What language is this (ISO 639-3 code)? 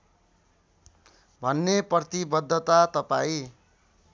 nep